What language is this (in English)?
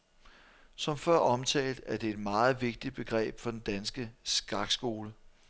Danish